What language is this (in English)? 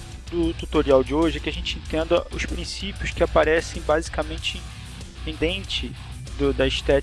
Portuguese